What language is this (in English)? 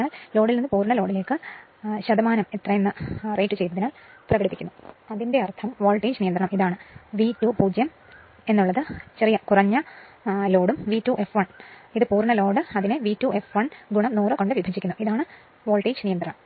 Malayalam